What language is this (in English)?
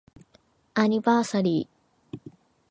Japanese